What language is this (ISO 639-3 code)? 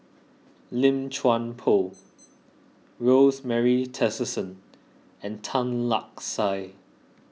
eng